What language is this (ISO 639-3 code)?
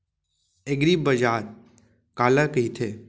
hne